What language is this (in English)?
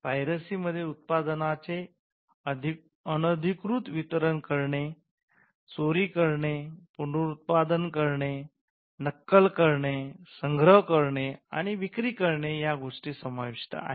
Marathi